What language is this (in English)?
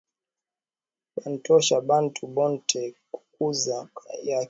Swahili